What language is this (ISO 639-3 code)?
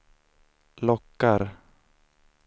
swe